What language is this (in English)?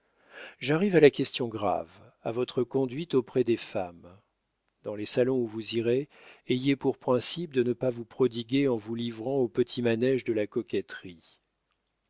French